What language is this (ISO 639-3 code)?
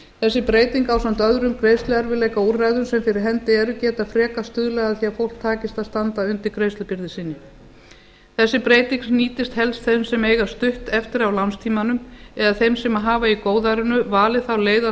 isl